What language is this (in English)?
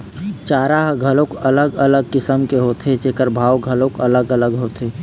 Chhattisgarhi